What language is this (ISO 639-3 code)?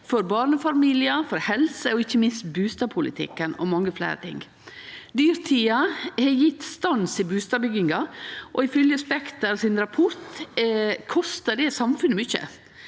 nor